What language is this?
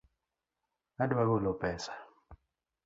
Luo (Kenya and Tanzania)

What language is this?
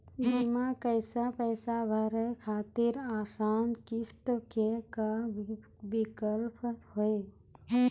Maithili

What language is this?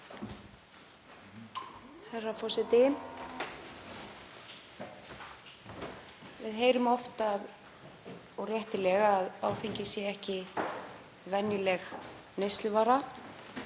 Icelandic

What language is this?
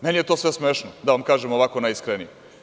Serbian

